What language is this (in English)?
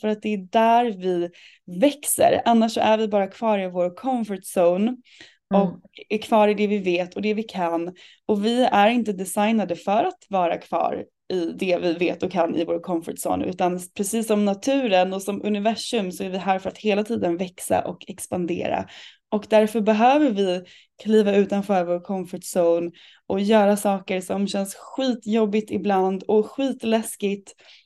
Swedish